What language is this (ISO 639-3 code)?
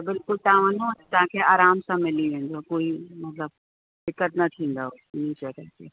snd